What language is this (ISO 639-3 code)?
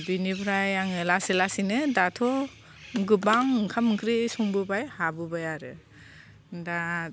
brx